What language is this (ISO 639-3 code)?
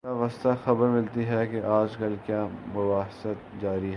urd